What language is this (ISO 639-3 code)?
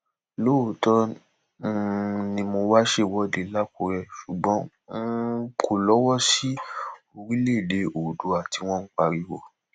yor